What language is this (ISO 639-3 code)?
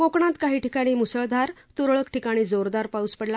mar